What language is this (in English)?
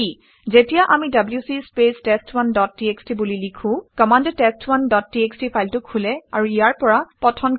Assamese